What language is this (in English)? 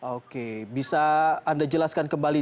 Indonesian